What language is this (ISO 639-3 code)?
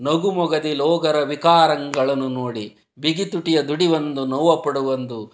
kan